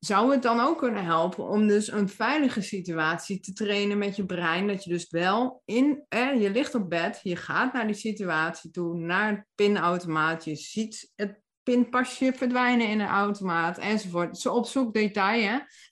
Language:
Dutch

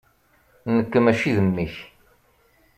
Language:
Kabyle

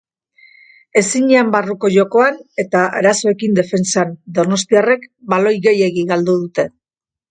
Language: Basque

